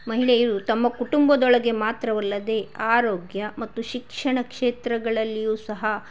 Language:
Kannada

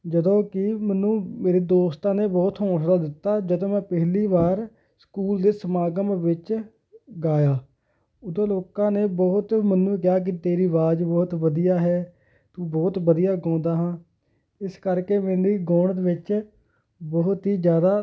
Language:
Punjabi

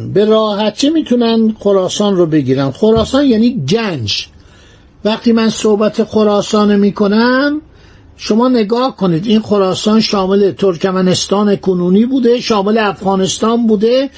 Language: Persian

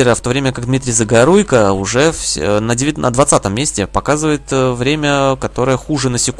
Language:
Russian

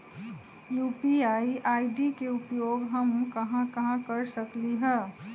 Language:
Magahi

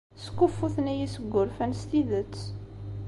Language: Kabyle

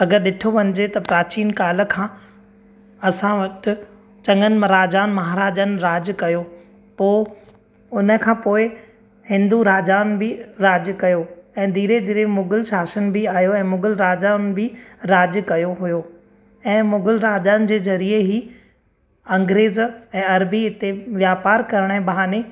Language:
Sindhi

